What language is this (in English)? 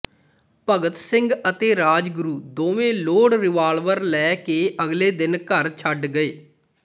Punjabi